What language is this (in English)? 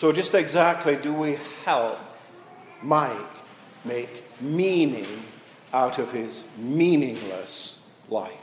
English